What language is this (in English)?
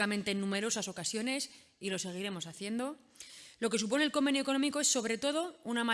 Spanish